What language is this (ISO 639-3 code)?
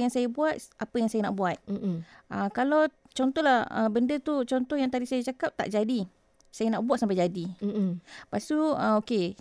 msa